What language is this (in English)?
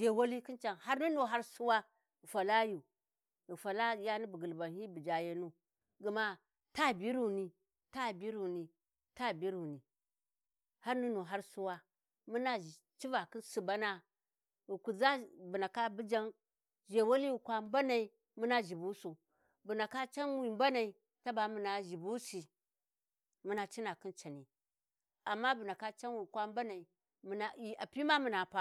Warji